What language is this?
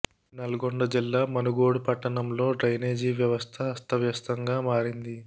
Telugu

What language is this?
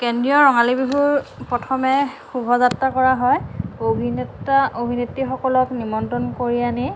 Assamese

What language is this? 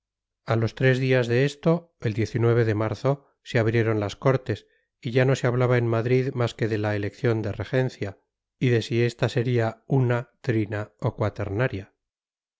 Spanish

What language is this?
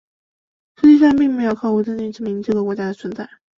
Chinese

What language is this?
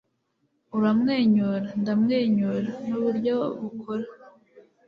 Kinyarwanda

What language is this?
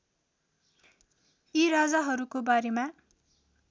Nepali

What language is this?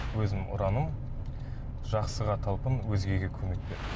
Kazakh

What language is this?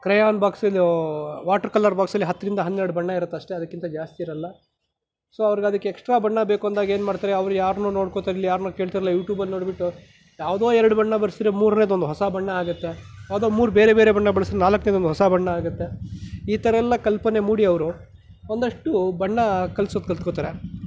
Kannada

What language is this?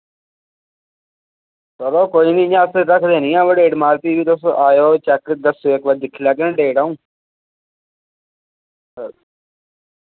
Dogri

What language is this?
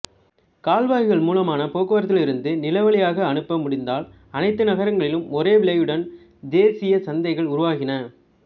Tamil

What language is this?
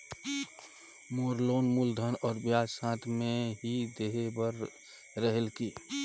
Chhattisgarhi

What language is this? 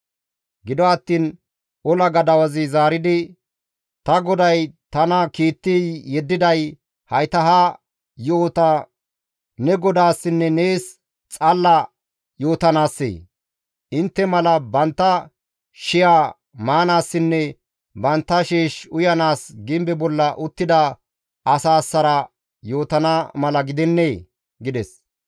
Gamo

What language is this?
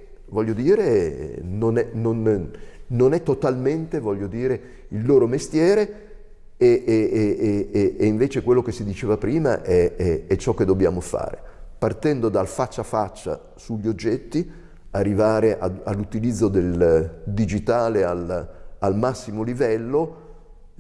Italian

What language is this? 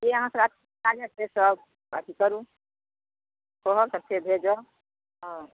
Maithili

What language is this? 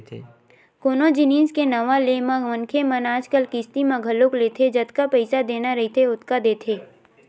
Chhattisgarhi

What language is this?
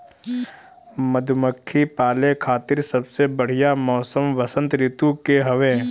Bhojpuri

